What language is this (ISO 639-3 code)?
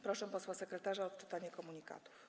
pol